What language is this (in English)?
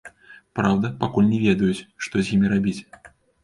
Belarusian